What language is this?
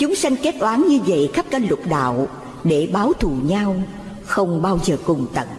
Vietnamese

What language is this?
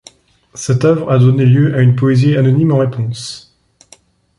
French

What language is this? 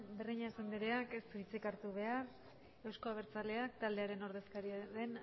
Basque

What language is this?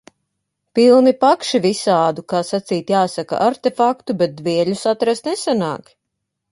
Latvian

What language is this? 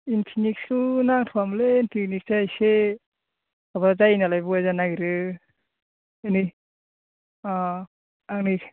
Bodo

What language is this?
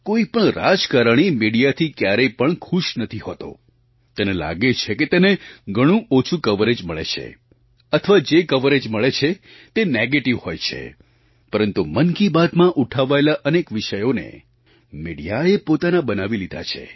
Gujarati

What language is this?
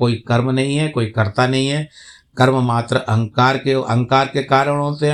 Hindi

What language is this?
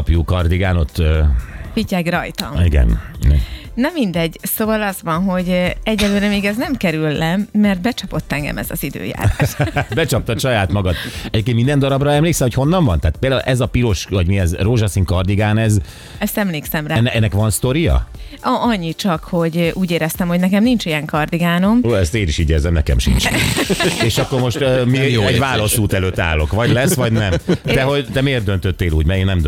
Hungarian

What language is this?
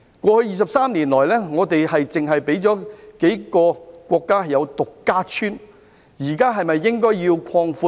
Cantonese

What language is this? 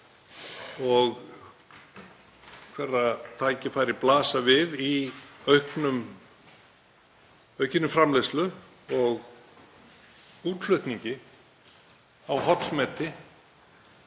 Icelandic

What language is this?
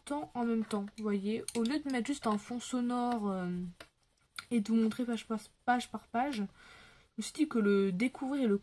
French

